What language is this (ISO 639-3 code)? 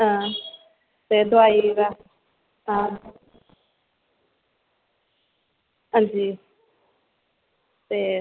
doi